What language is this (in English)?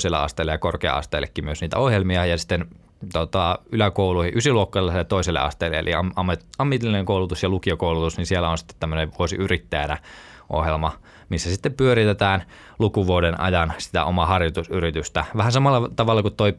Finnish